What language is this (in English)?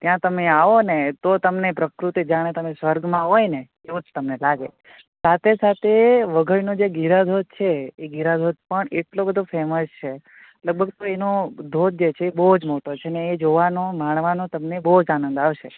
Gujarati